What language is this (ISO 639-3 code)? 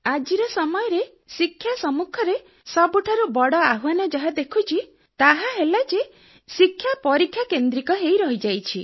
ori